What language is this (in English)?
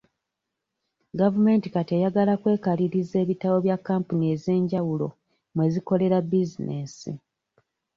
Ganda